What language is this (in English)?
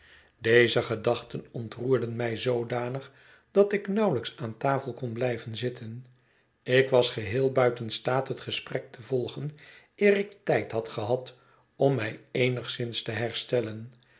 Dutch